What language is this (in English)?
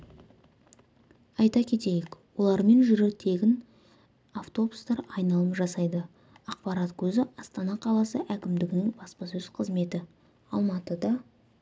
Kazakh